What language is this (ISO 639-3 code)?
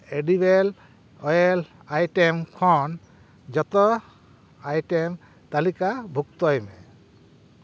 sat